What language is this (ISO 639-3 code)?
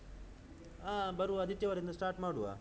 kan